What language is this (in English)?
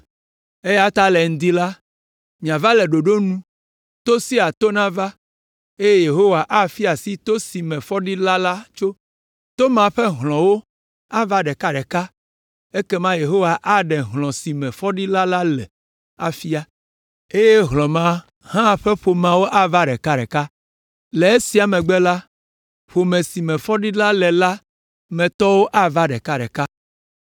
Ewe